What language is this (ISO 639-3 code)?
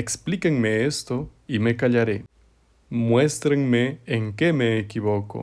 spa